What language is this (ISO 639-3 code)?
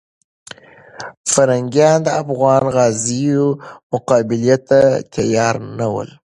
pus